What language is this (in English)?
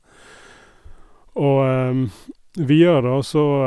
Norwegian